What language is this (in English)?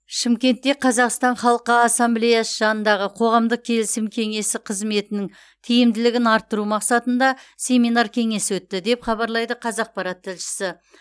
Kazakh